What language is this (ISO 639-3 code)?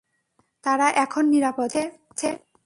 ben